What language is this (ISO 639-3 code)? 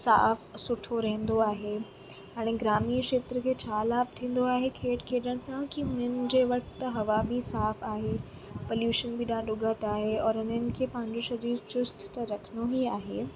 snd